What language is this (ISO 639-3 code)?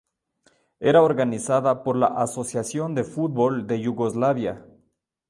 spa